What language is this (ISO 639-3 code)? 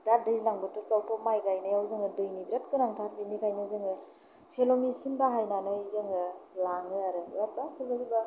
brx